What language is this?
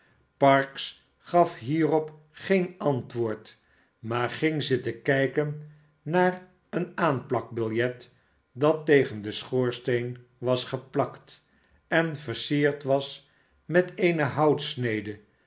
Dutch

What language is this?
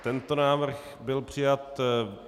Czech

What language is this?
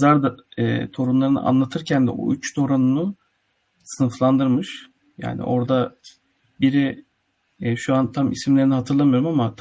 Turkish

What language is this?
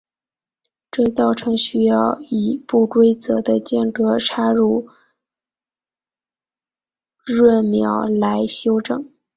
Chinese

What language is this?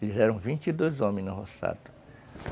Portuguese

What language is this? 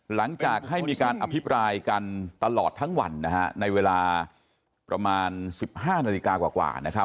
Thai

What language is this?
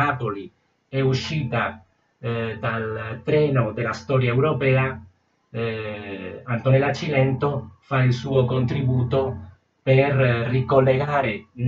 Italian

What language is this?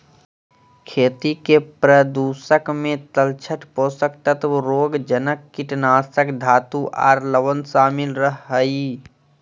Magahi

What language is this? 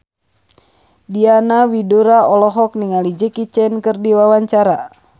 Sundanese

